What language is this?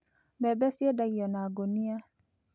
Kikuyu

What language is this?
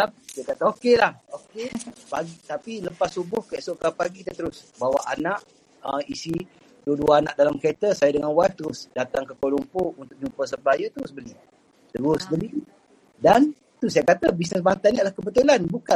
Malay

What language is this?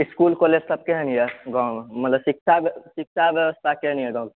Maithili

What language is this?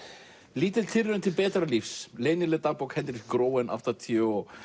Icelandic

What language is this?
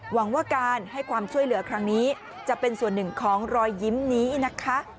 Thai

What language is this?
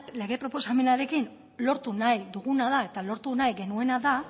Basque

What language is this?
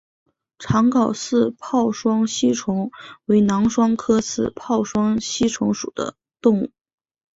Chinese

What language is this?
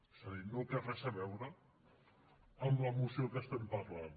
Catalan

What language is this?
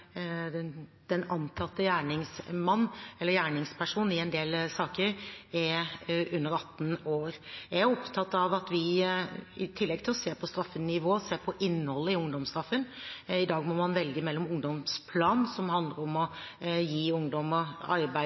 Norwegian Bokmål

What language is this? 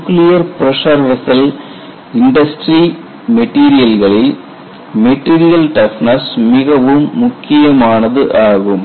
Tamil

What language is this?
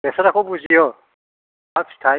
Bodo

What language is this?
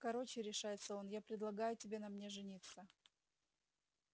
Russian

